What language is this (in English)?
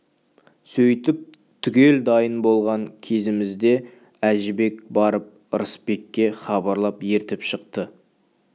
Kazakh